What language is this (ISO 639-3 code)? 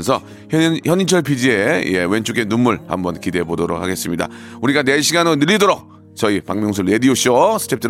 kor